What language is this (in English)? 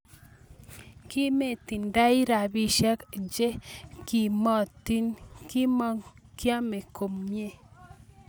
Kalenjin